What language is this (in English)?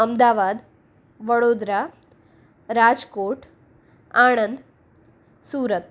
Gujarati